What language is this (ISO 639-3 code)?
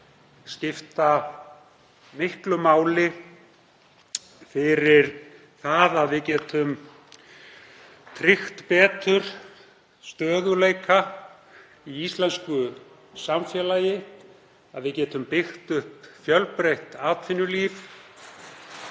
isl